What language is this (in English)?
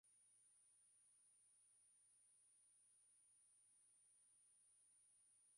Swahili